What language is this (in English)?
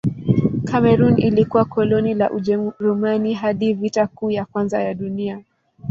Swahili